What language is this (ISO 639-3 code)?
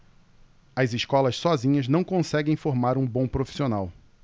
por